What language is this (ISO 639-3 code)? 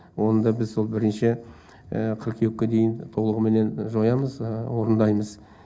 kaz